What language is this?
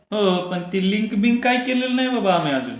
Marathi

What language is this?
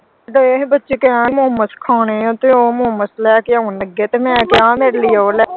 Punjabi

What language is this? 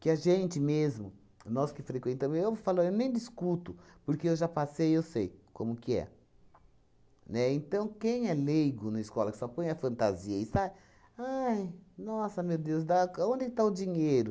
Portuguese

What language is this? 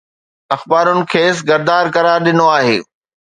Sindhi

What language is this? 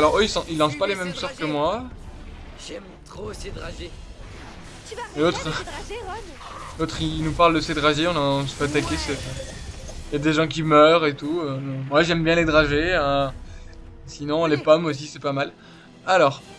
French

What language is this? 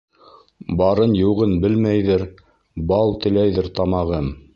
Bashkir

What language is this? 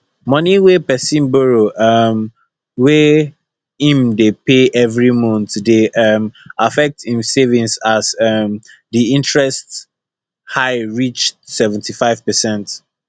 Nigerian Pidgin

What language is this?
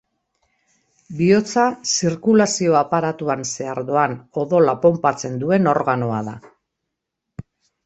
Basque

